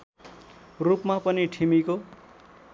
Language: Nepali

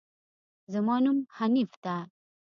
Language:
Pashto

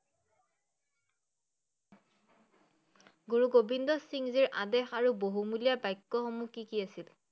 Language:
Assamese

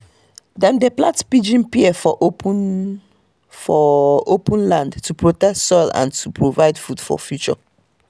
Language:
Nigerian Pidgin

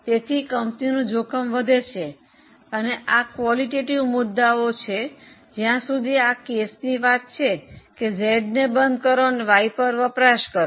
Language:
Gujarati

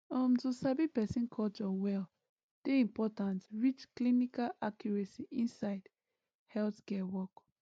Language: Nigerian Pidgin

